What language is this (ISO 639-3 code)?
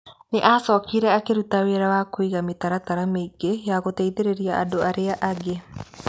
kik